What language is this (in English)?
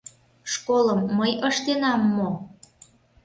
Mari